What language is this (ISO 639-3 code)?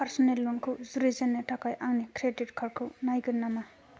brx